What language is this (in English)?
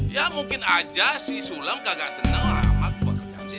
Indonesian